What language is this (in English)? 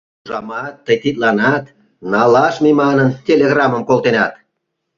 Mari